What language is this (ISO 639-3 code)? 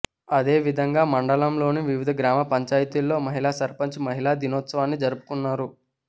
tel